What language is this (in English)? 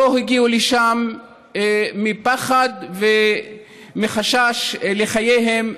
Hebrew